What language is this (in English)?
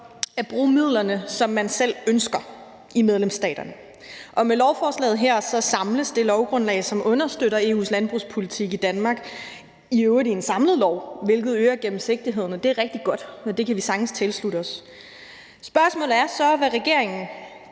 Danish